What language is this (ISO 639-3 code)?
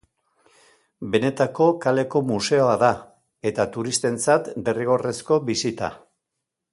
eus